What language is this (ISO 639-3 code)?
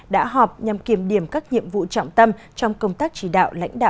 vie